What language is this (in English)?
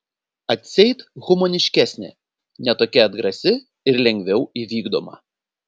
Lithuanian